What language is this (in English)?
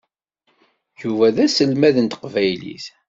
Kabyle